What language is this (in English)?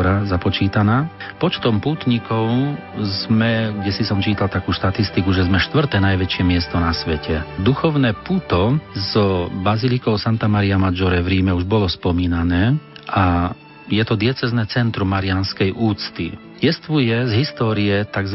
Slovak